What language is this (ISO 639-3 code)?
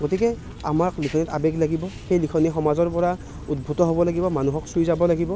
asm